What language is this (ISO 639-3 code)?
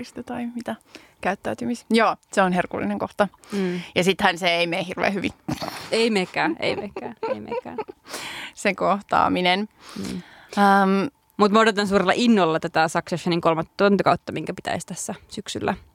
fin